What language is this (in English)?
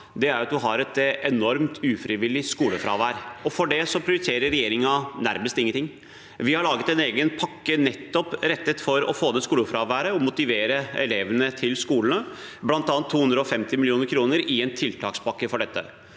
Norwegian